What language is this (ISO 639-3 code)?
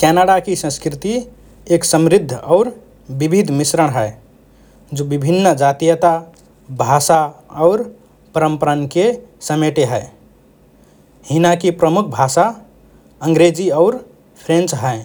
thr